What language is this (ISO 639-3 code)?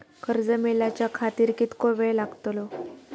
mar